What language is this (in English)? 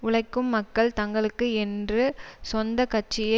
Tamil